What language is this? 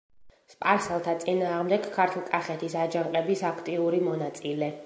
Georgian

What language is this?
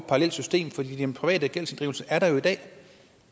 Danish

